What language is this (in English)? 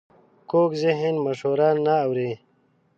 Pashto